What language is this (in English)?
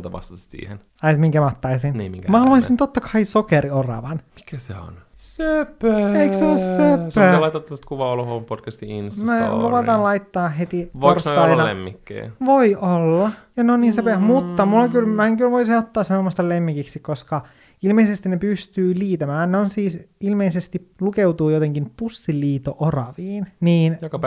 Finnish